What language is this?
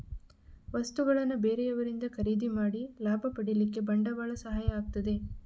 Kannada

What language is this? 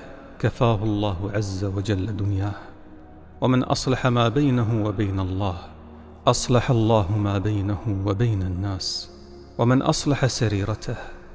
Arabic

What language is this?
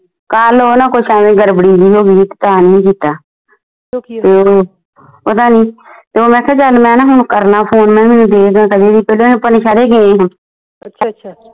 Punjabi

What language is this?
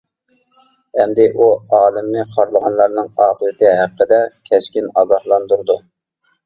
Uyghur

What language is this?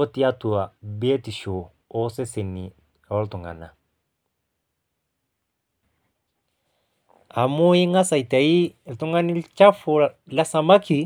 Masai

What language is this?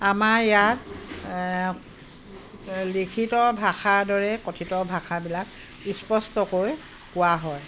Assamese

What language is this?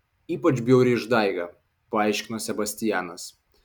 Lithuanian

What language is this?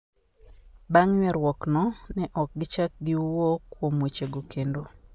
Luo (Kenya and Tanzania)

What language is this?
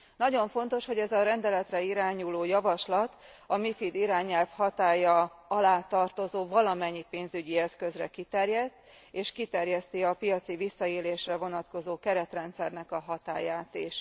Hungarian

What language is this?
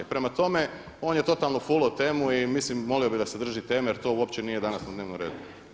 Croatian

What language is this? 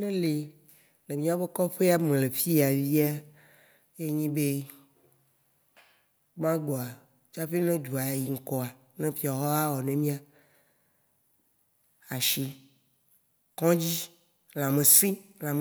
Waci Gbe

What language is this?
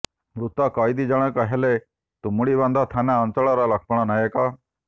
Odia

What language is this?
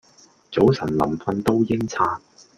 Cantonese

